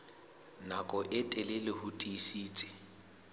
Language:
Southern Sotho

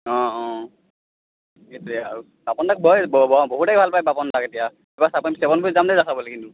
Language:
Assamese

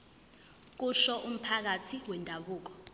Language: Zulu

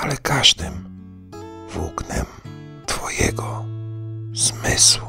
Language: Polish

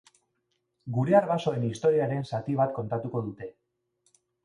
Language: Basque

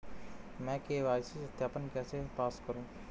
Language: Hindi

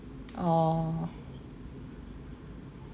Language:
English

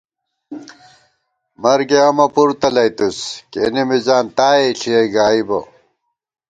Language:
Gawar-Bati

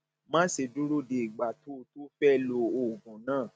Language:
Yoruba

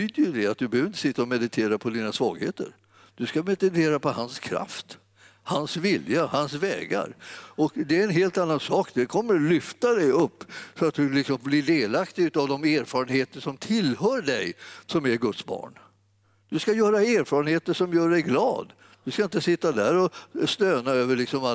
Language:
Swedish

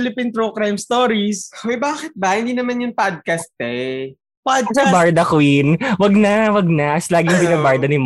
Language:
Filipino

